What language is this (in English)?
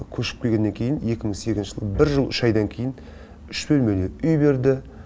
Kazakh